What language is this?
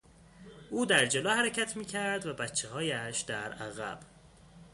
Persian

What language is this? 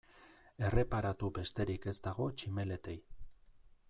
Basque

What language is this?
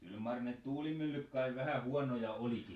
Finnish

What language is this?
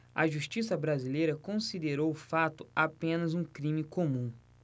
Portuguese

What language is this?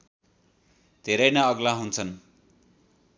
Nepali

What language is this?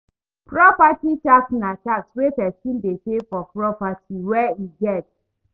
Nigerian Pidgin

